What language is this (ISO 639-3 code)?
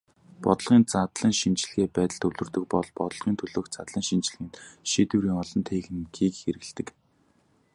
mon